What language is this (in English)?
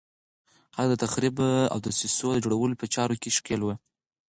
Pashto